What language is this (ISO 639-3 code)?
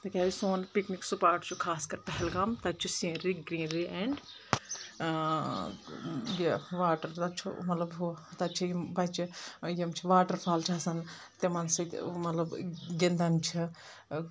kas